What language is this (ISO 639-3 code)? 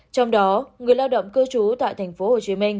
vie